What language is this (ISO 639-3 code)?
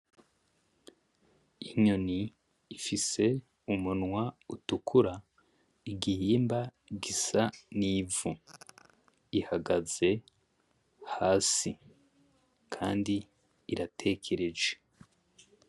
run